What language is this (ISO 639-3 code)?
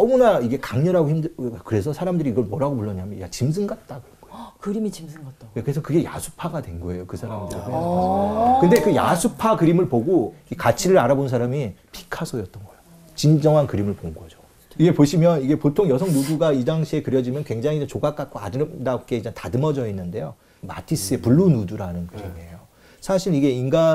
kor